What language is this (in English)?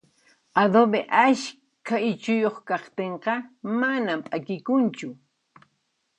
Puno Quechua